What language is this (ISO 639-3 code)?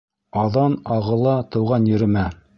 bak